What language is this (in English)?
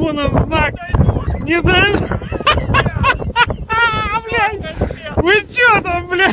Russian